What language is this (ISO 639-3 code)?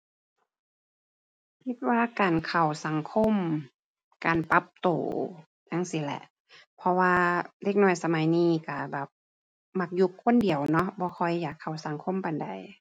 tha